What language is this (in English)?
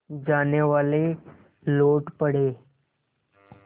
Hindi